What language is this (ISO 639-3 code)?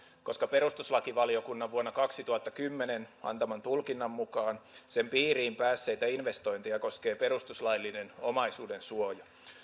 fin